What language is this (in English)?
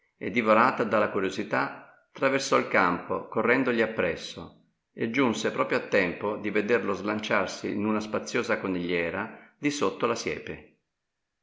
Italian